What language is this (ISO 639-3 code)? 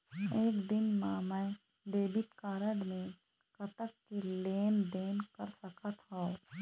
hne